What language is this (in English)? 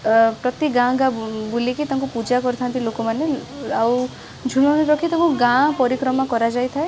Odia